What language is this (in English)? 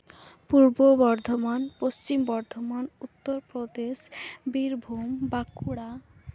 Santali